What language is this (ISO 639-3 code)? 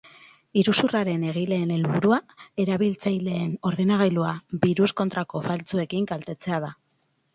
eus